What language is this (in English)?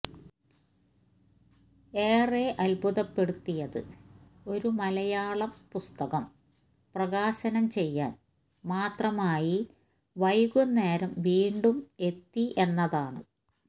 Malayalam